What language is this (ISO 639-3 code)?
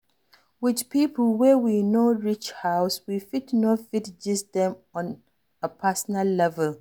pcm